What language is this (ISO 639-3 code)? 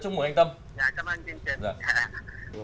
vie